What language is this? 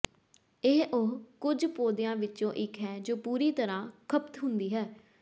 Punjabi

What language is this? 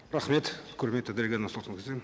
Kazakh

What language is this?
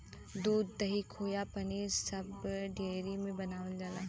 Bhojpuri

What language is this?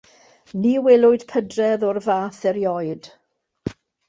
Welsh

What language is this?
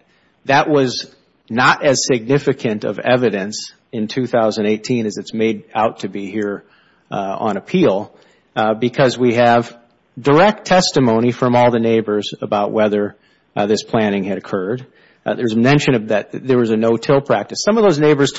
English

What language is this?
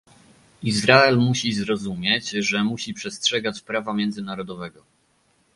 Polish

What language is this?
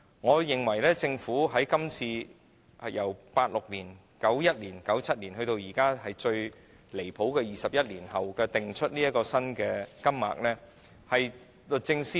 Cantonese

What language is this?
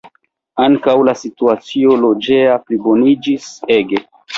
Esperanto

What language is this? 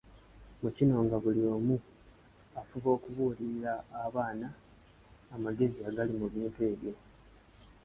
Ganda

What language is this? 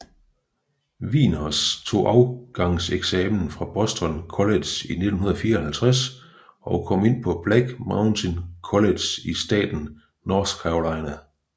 Danish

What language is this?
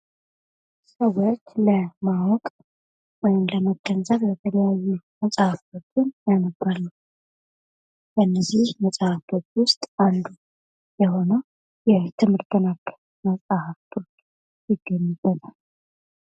Amharic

